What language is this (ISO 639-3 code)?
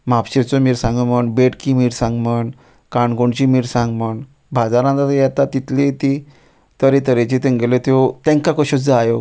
kok